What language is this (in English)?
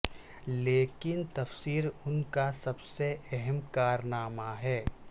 Urdu